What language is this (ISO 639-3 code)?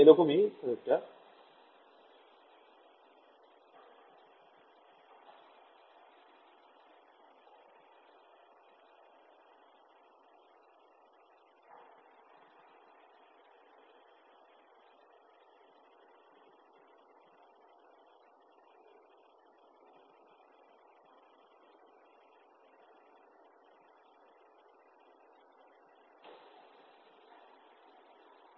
ben